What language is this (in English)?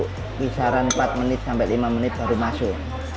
Indonesian